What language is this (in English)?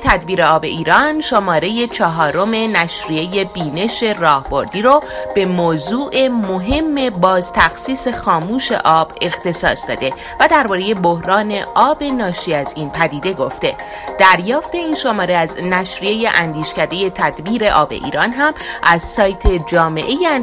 Persian